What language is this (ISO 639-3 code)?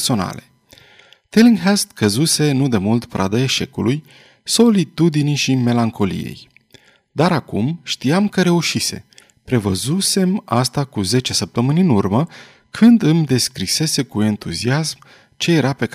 ron